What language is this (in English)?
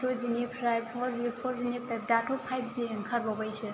Bodo